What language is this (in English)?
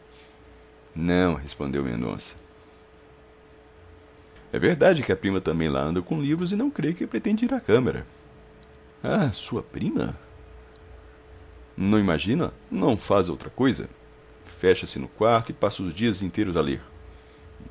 Portuguese